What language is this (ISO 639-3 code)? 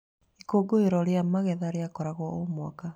kik